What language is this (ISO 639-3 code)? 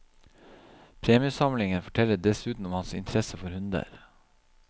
nor